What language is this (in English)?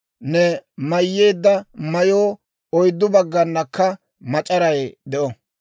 Dawro